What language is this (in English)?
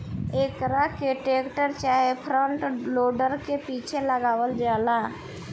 Bhojpuri